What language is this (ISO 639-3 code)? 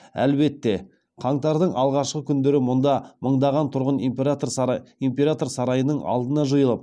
kaz